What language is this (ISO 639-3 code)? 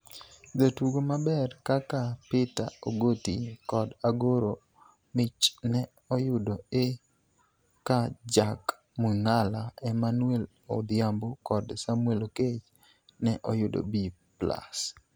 luo